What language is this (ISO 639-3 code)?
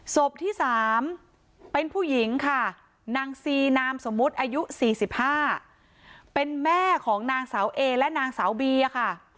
tha